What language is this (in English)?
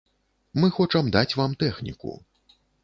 Belarusian